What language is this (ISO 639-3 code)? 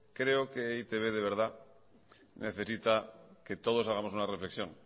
spa